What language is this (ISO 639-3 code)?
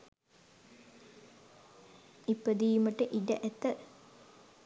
sin